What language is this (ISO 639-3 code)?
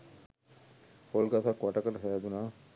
sin